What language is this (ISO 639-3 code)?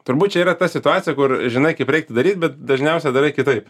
lit